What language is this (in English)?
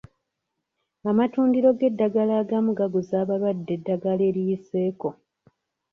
Ganda